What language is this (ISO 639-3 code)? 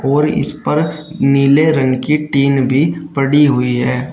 hin